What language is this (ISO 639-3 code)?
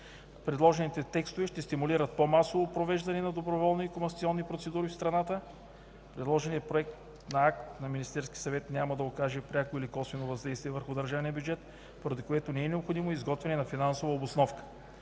bul